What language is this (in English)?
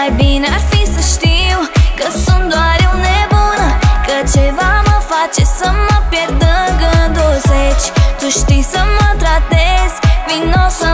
Romanian